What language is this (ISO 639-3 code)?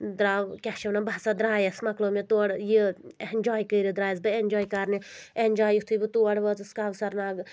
kas